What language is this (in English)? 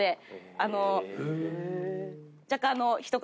Japanese